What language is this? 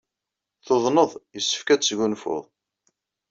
Kabyle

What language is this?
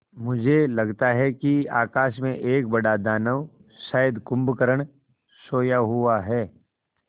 Hindi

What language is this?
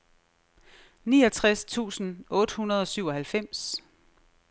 Danish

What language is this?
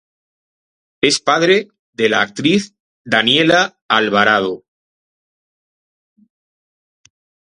Spanish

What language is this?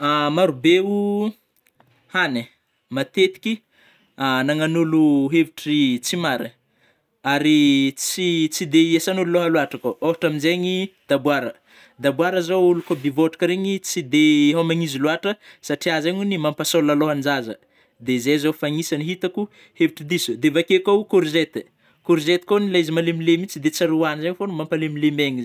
Northern Betsimisaraka Malagasy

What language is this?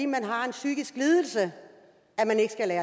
Danish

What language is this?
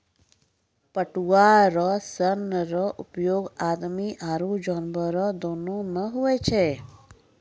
Maithili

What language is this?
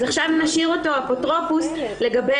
Hebrew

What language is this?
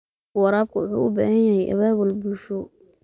Somali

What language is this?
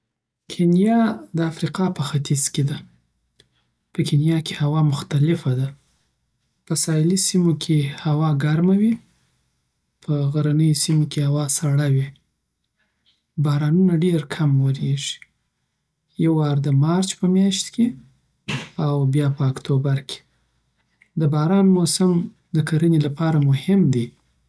Southern Pashto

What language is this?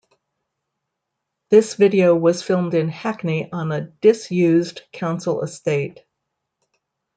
English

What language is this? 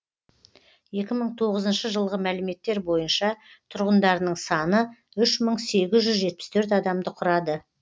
Kazakh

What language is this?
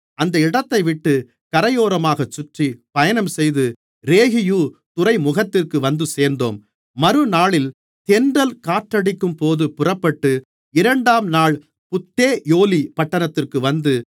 Tamil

